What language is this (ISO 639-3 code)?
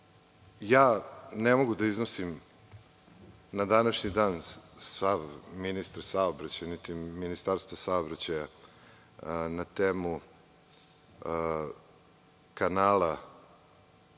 srp